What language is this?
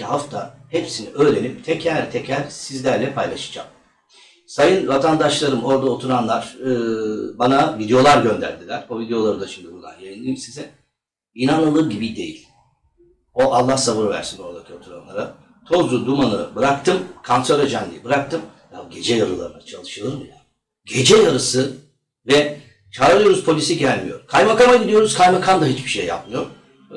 Turkish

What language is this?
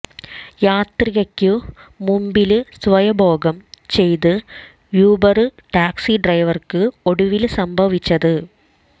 Malayalam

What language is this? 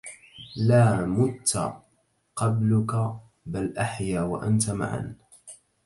Arabic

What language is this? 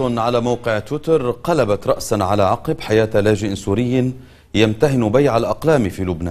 Arabic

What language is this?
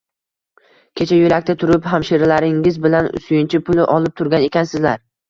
Uzbek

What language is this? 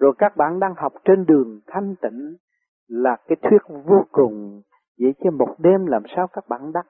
Vietnamese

